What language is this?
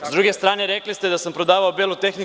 Serbian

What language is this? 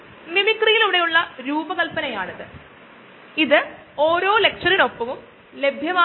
Malayalam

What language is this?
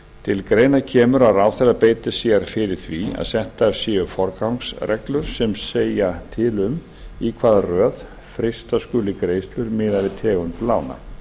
Icelandic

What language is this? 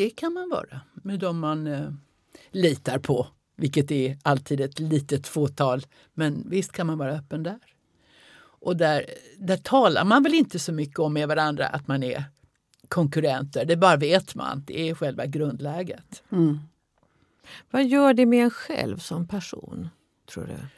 Swedish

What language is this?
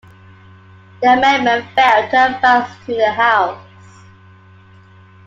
English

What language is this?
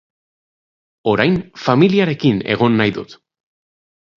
Basque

